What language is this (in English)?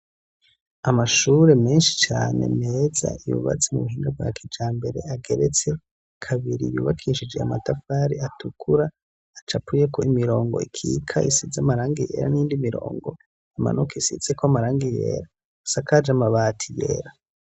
Rundi